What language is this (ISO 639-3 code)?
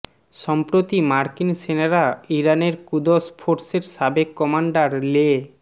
ben